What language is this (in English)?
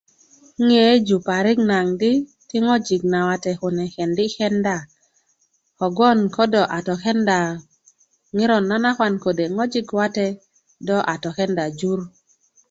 Kuku